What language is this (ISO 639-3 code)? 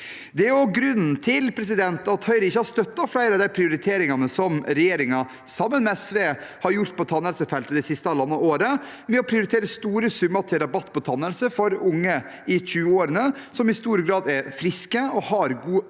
nor